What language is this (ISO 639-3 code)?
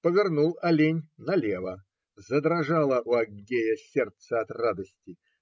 rus